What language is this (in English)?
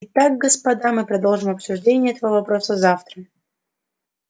Russian